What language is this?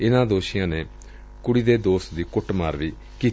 Punjabi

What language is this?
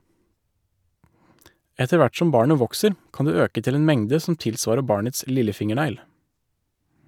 Norwegian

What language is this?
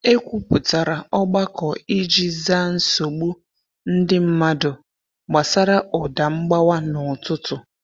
Igbo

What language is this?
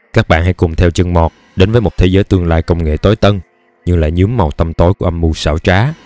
Vietnamese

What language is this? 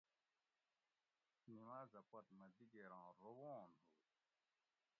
Gawri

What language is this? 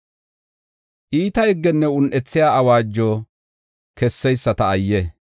Gofa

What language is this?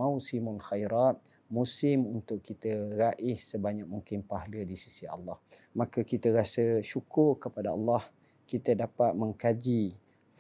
Malay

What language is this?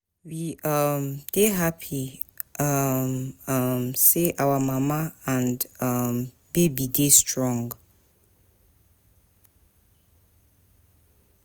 Nigerian Pidgin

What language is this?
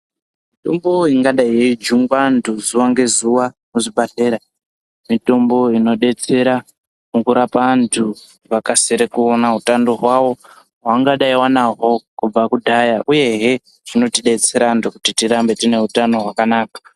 Ndau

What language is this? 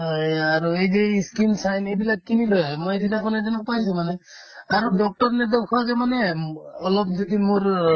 Assamese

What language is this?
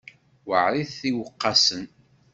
Kabyle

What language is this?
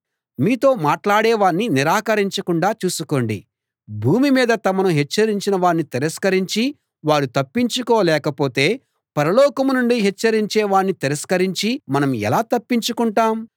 Telugu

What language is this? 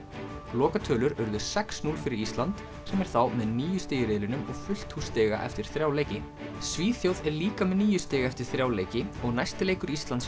Icelandic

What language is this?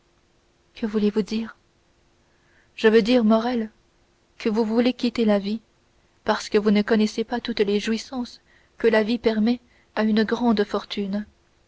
French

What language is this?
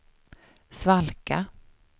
Swedish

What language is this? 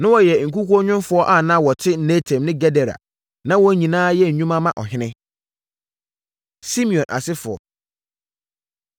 Akan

